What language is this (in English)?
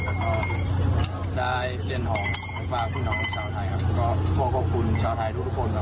Thai